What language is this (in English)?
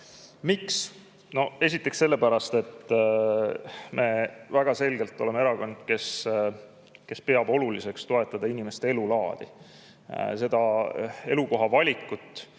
Estonian